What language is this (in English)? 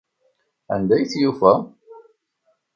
Kabyle